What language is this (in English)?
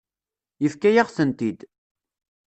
Kabyle